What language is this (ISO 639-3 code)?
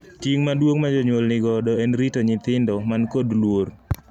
luo